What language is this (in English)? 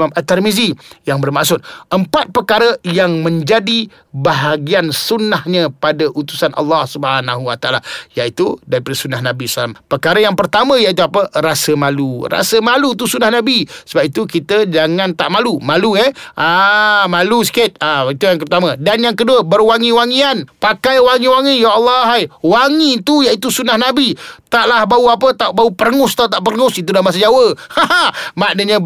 Malay